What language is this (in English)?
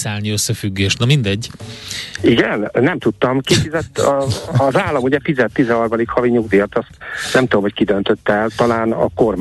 Hungarian